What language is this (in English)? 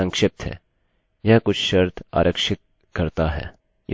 Hindi